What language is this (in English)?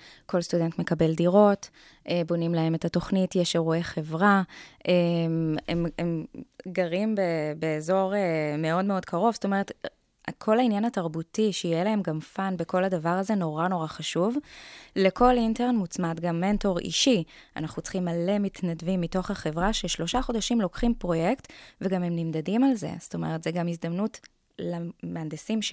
Hebrew